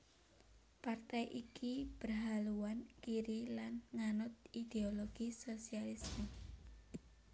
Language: Javanese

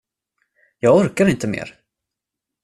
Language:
Swedish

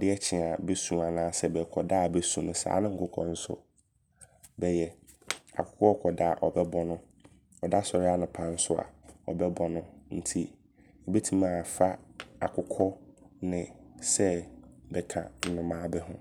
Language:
Abron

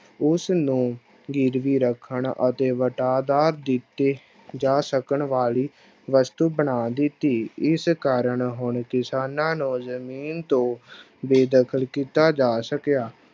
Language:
Punjabi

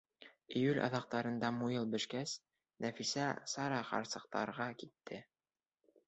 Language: Bashkir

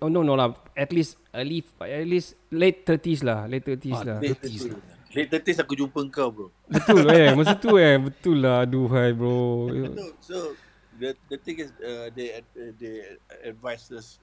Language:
Malay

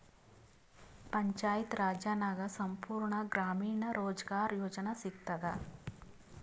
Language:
Kannada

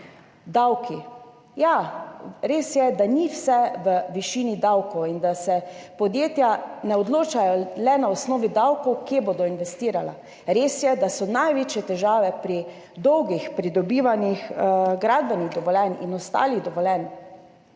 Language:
Slovenian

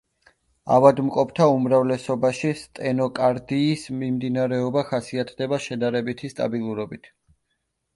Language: Georgian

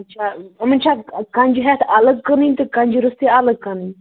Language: Kashmiri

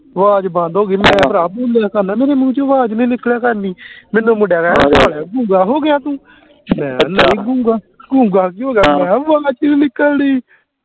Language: Punjabi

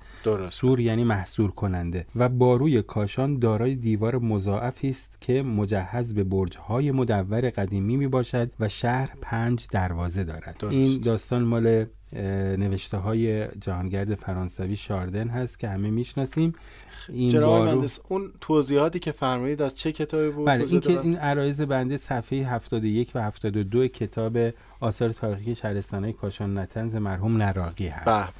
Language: Persian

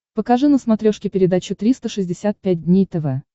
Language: Russian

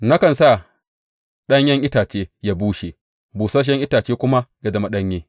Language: Hausa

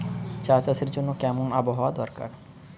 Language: Bangla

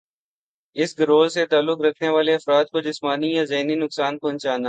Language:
Urdu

